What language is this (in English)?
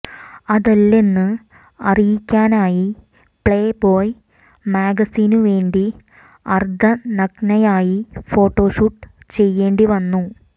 Malayalam